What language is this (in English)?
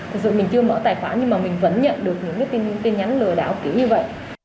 Vietnamese